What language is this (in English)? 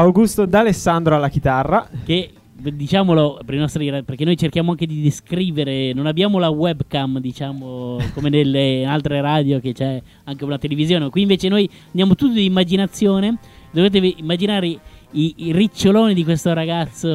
Italian